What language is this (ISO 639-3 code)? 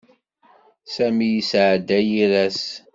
kab